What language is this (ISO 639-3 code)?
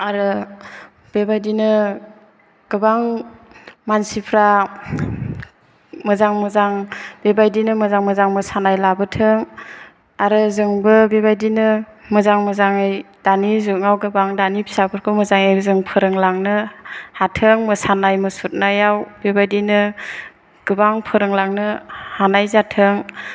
brx